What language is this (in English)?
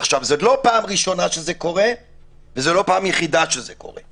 Hebrew